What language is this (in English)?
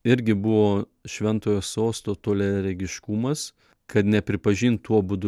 Lithuanian